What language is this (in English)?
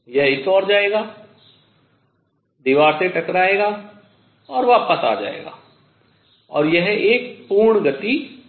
Hindi